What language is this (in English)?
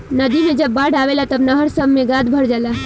Bhojpuri